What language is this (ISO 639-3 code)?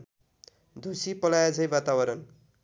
nep